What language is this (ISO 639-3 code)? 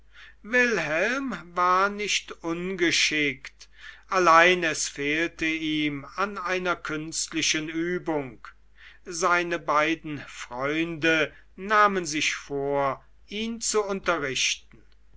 deu